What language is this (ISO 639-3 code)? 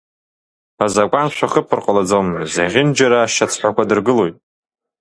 abk